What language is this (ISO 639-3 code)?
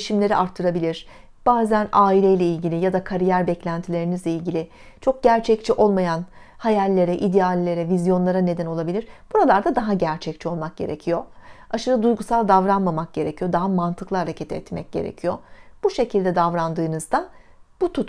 tur